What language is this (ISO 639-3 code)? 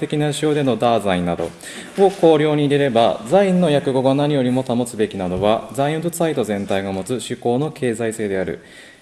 jpn